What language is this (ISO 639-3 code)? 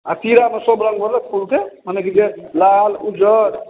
mai